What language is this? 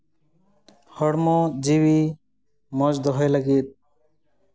Santali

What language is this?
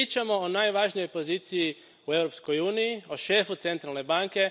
Croatian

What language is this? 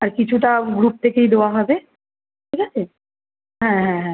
Bangla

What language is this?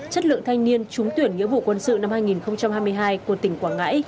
Vietnamese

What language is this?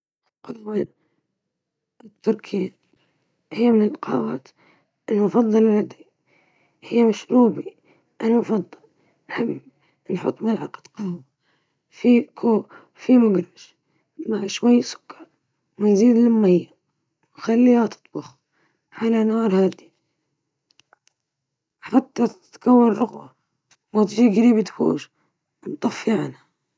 Libyan Arabic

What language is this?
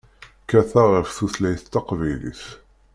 Kabyle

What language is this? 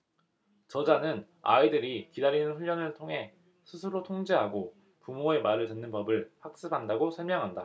Korean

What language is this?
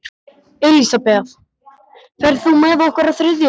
Icelandic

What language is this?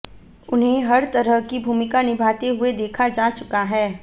Hindi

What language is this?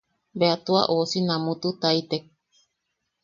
Yaqui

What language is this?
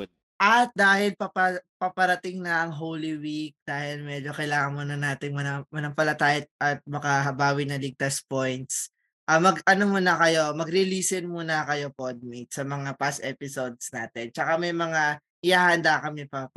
Filipino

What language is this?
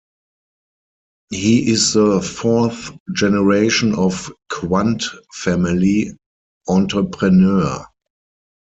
English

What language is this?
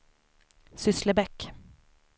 Swedish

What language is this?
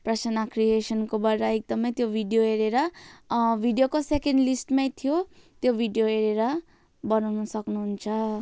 Nepali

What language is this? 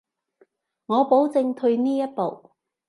Cantonese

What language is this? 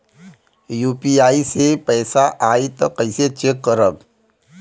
Bhojpuri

